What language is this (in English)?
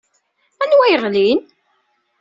Kabyle